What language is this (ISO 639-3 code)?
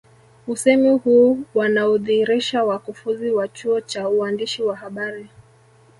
swa